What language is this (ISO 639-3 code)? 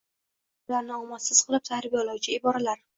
uzb